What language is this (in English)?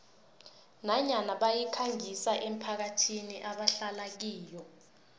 South Ndebele